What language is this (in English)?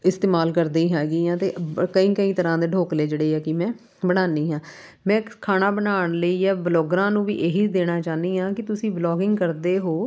Punjabi